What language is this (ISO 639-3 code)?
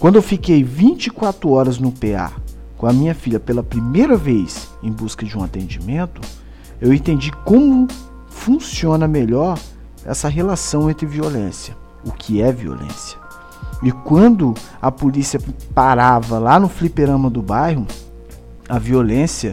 por